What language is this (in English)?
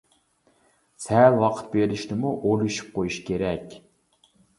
Uyghur